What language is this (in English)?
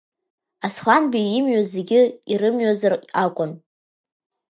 Abkhazian